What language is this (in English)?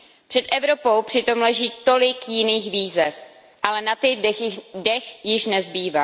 Czech